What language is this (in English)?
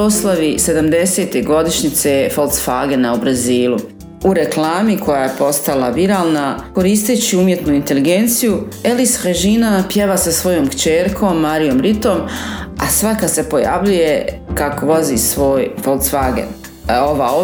Croatian